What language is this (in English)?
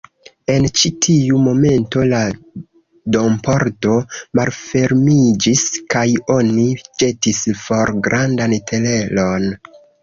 Esperanto